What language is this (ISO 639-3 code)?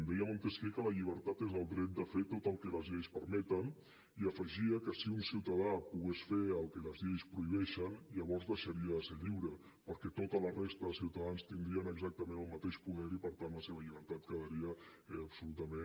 cat